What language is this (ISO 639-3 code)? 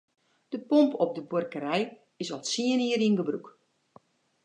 fry